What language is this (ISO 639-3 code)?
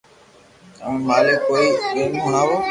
lrk